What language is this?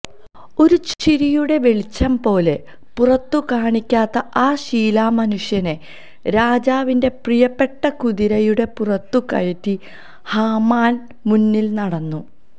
Malayalam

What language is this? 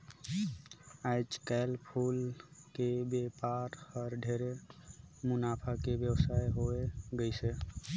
Chhattisgarhi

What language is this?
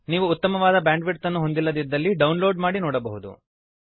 Kannada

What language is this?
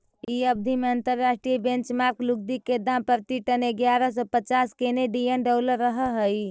Magahi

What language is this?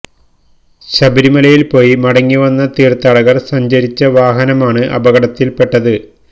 Malayalam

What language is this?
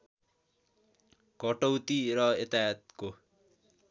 Nepali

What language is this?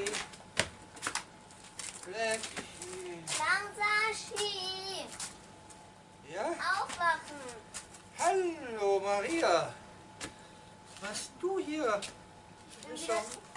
German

